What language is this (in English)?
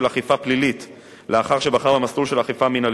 Hebrew